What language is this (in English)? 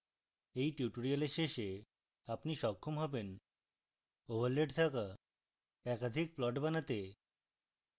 Bangla